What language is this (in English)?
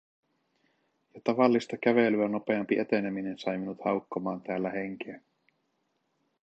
Finnish